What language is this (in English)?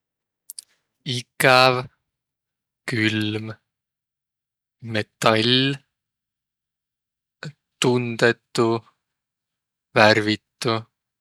Võro